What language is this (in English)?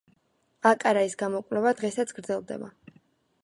Georgian